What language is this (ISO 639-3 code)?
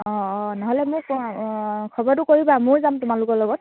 asm